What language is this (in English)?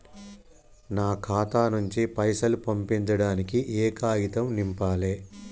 Telugu